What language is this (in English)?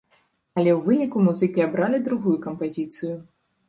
Belarusian